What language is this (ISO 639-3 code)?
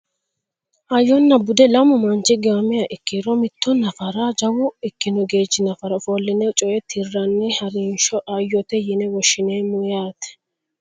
sid